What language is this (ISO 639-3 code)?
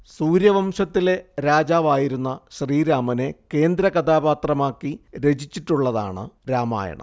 mal